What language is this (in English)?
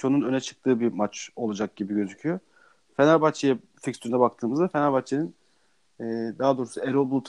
Turkish